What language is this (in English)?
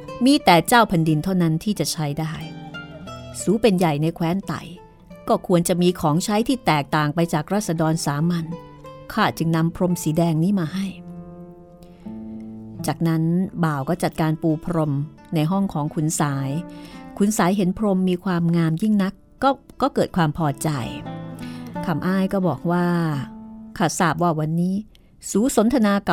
Thai